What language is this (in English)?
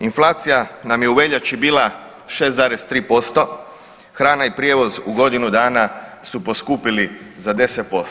Croatian